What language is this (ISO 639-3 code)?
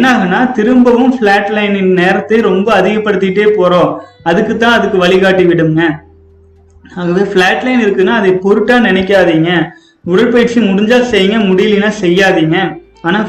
tam